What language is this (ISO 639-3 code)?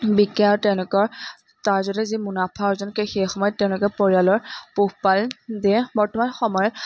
asm